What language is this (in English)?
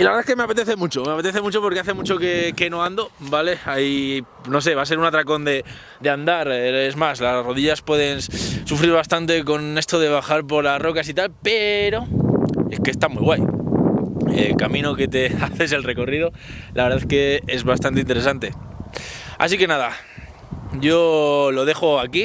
Spanish